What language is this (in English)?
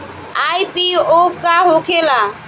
Bhojpuri